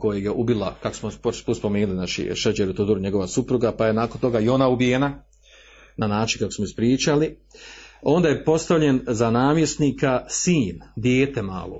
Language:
Croatian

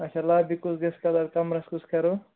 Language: Kashmiri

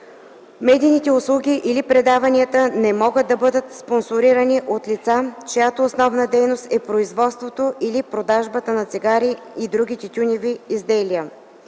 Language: Bulgarian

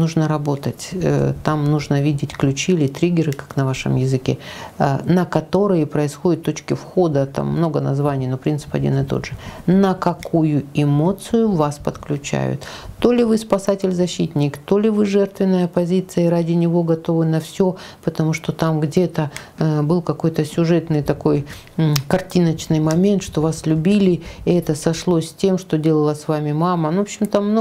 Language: Russian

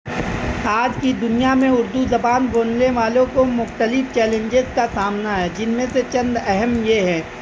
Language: Urdu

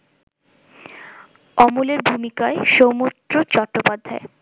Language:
Bangla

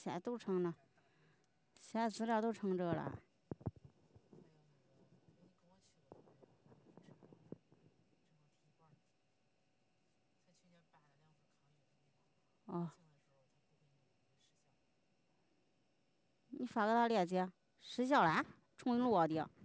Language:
Chinese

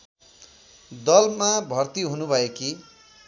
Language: Nepali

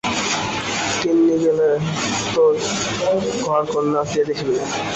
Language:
Bangla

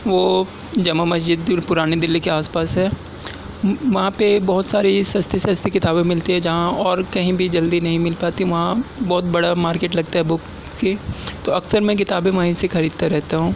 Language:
Urdu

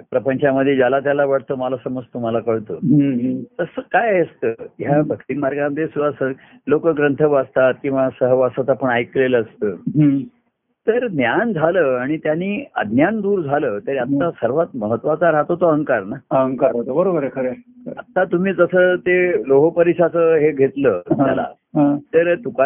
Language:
Marathi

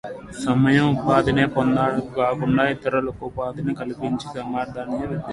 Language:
Telugu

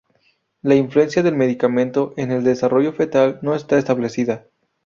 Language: Spanish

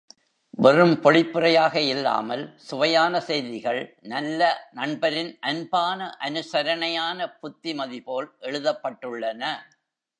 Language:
Tamil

